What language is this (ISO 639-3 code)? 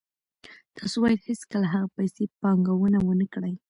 pus